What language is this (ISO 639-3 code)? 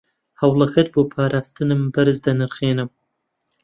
ckb